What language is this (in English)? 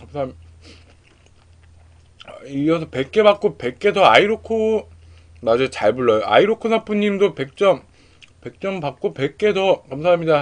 Korean